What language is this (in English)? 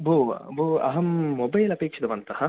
Sanskrit